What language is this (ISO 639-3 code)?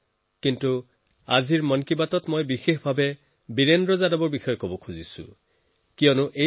asm